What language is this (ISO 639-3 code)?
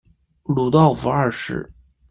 zho